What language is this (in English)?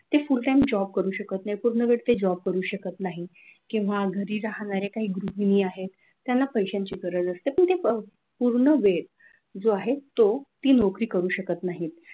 Marathi